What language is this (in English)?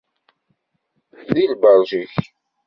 Kabyle